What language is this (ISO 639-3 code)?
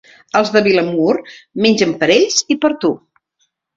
cat